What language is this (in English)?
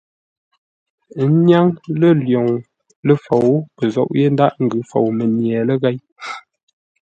Ngombale